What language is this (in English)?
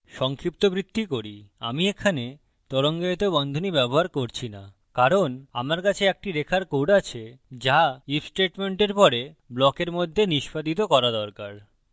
Bangla